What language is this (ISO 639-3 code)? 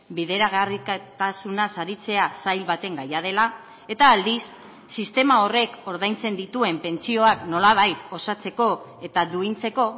eus